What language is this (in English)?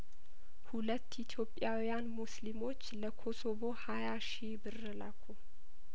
Amharic